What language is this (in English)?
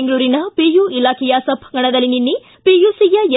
Kannada